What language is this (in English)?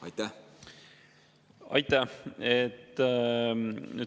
Estonian